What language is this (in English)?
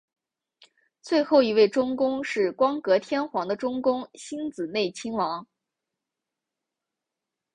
Chinese